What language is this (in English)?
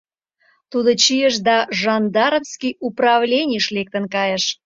Mari